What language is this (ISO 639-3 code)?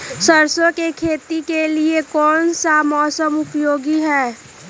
mag